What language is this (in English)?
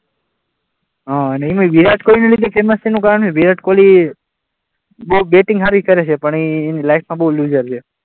Gujarati